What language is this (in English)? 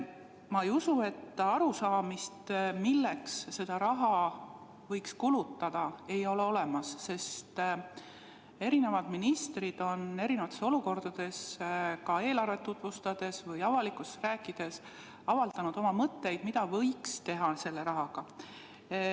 Estonian